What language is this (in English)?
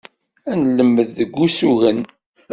Kabyle